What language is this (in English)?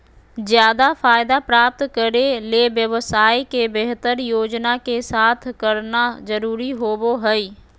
Magahi